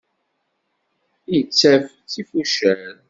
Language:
Kabyle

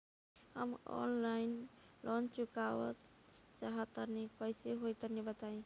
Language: Bhojpuri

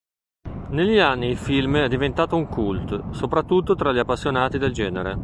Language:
Italian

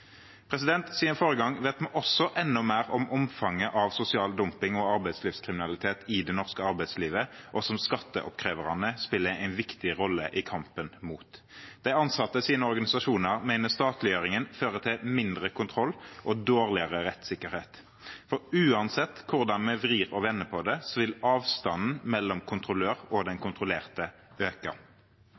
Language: Norwegian Bokmål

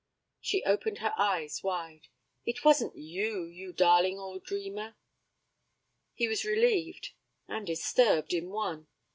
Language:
English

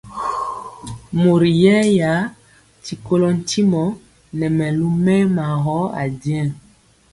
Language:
Mpiemo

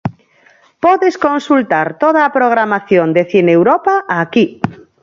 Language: Galician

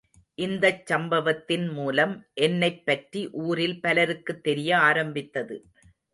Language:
Tamil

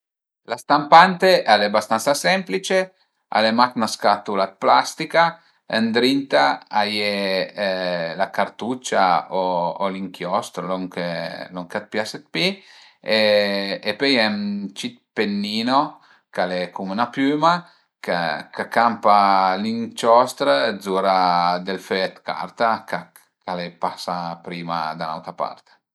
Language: Piedmontese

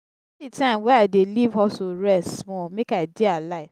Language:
Nigerian Pidgin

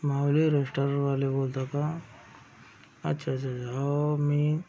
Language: Marathi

